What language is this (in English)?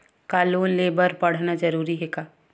Chhattisgarhi